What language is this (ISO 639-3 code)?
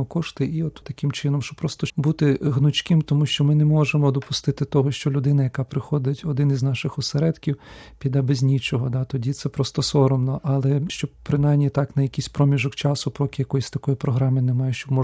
ukr